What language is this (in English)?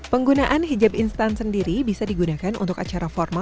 Indonesian